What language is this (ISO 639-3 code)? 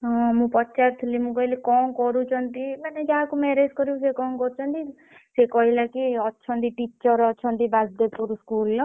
ori